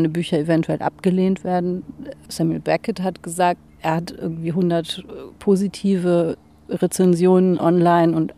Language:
German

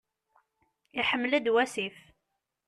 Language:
Kabyle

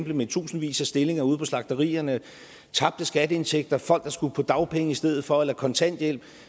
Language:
Danish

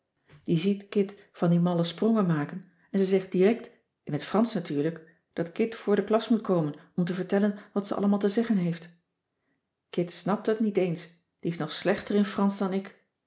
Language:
Dutch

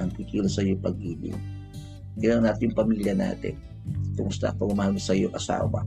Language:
Filipino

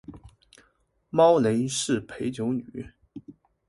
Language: Chinese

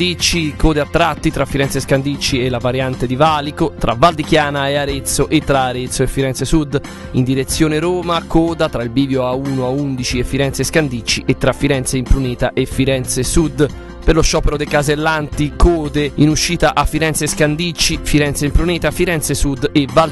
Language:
Italian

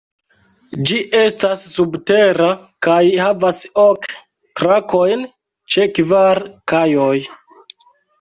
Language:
Esperanto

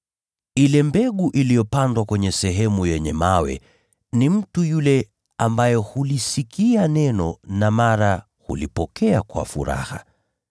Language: Swahili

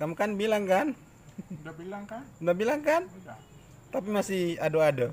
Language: Indonesian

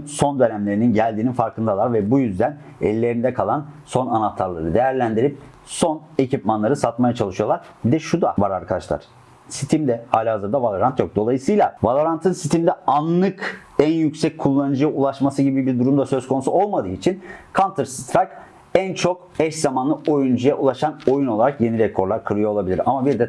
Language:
Turkish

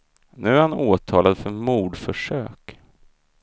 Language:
Swedish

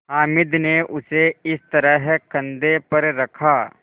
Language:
Hindi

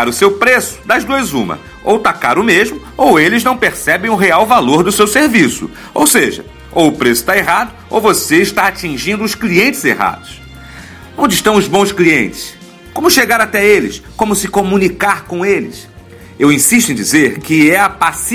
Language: Portuguese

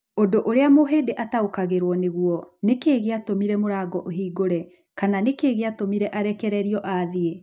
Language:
Kikuyu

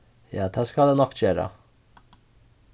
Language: Faroese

